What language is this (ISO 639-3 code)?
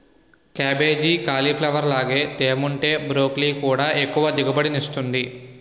tel